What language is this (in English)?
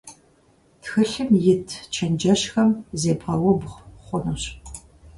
Kabardian